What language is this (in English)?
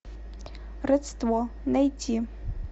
Russian